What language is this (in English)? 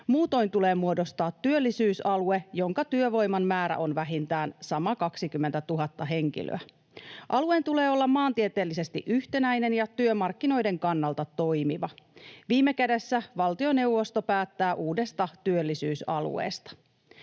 Finnish